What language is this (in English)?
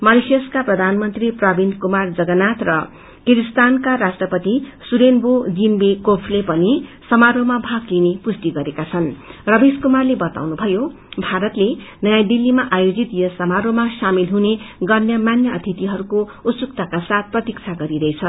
Nepali